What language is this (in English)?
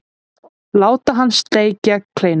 Icelandic